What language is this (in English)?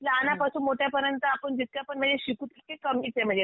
Marathi